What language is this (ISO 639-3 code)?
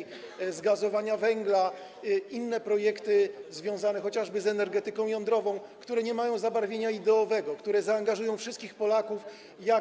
pol